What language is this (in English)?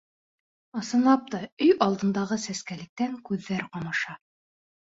Bashkir